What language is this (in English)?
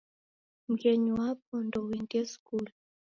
Taita